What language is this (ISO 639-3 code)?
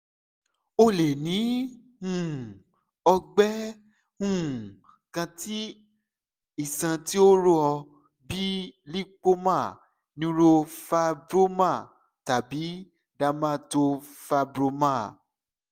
yor